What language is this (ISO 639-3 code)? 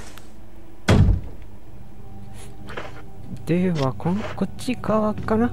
jpn